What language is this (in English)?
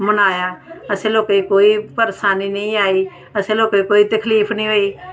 Dogri